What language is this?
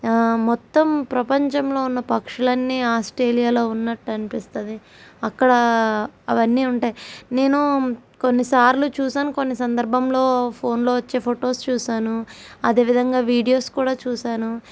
Telugu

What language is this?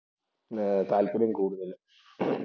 Malayalam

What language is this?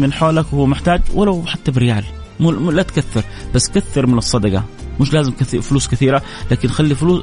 Arabic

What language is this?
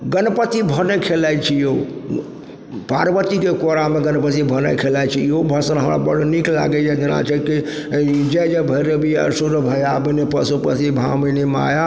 Maithili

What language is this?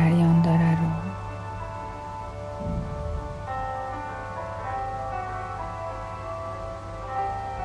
Persian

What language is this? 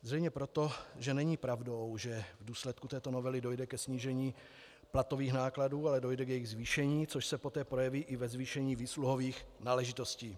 Czech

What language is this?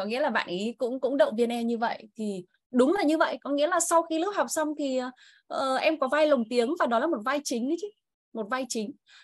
Vietnamese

